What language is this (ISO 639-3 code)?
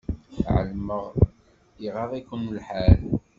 kab